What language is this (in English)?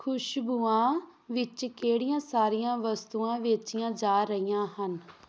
Punjabi